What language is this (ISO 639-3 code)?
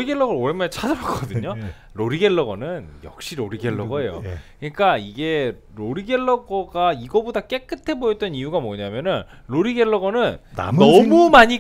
kor